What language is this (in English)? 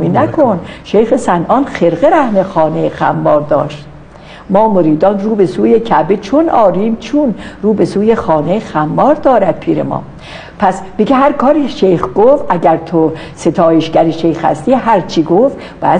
Persian